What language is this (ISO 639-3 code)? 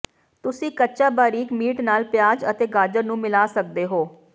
pan